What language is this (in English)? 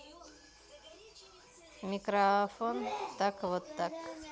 Russian